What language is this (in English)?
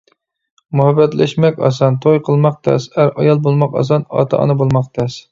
Uyghur